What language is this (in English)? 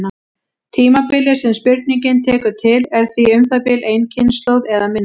Icelandic